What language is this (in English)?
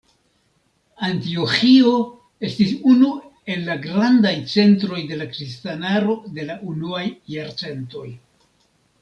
Esperanto